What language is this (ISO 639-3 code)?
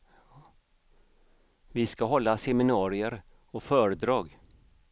swe